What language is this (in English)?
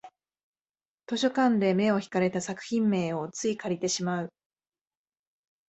Japanese